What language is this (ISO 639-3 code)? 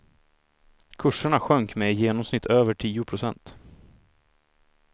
swe